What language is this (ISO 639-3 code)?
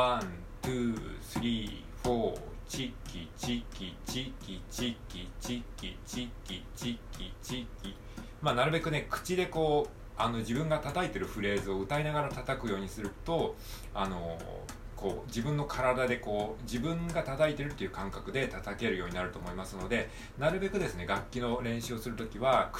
jpn